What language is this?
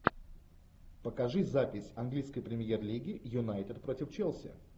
Russian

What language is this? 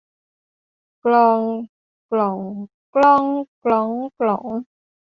Thai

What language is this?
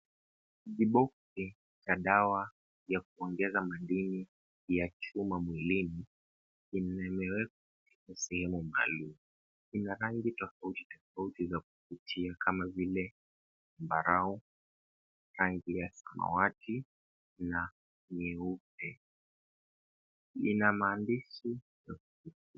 Swahili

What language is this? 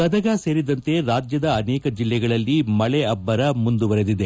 Kannada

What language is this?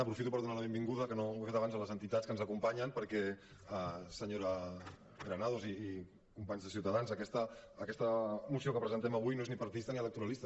Catalan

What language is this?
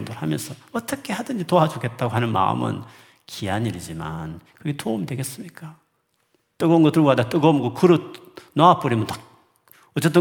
Korean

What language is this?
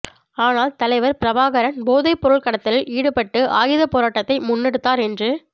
Tamil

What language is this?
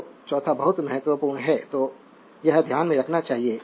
Hindi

